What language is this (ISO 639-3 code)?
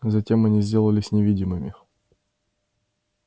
rus